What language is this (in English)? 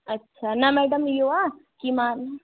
Sindhi